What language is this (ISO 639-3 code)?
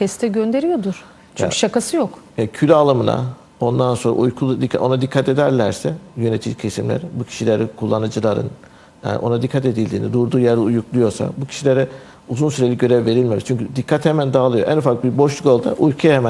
tur